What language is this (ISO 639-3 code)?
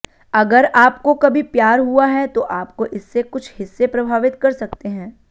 hin